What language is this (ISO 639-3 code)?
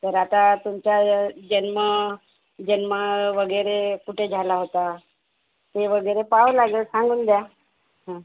mar